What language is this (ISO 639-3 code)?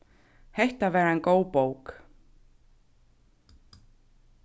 fao